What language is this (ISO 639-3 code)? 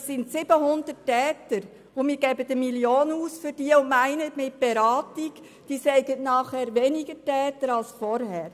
gsw